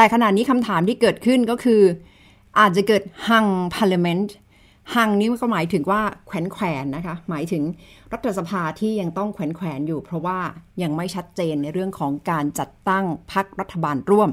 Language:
Thai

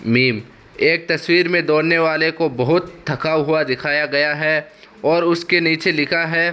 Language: Urdu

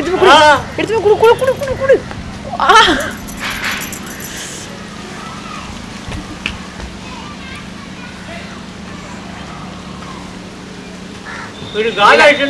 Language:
Tamil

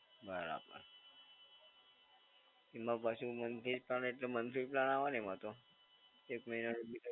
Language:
Gujarati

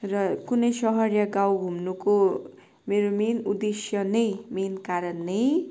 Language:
Nepali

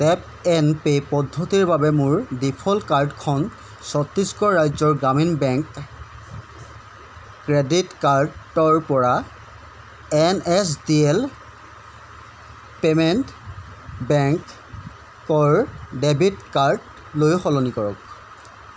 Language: Assamese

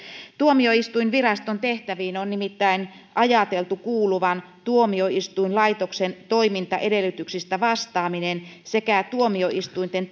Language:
Finnish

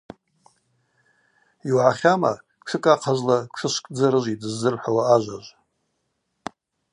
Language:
Abaza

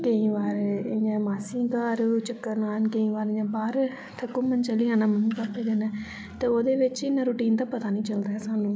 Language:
Dogri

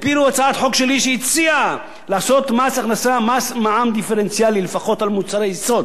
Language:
Hebrew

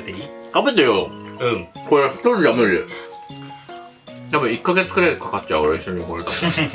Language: Japanese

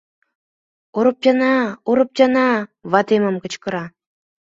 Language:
Mari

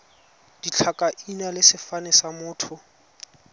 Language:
Tswana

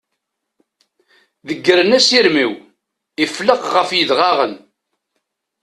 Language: Kabyle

